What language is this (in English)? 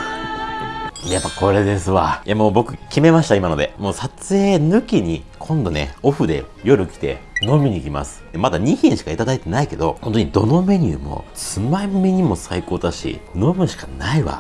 Japanese